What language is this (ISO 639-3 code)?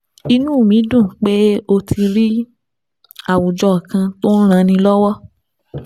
yor